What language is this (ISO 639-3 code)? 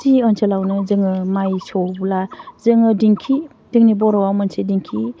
brx